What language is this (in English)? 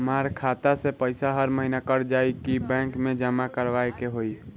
Bhojpuri